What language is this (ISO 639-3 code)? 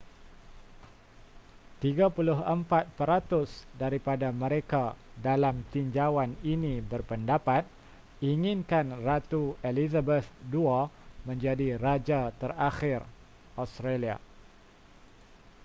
msa